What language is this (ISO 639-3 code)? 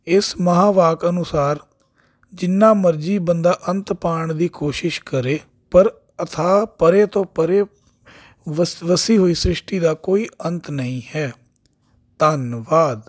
pan